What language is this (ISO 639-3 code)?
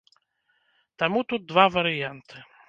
bel